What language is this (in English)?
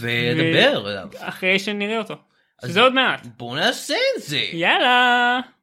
Hebrew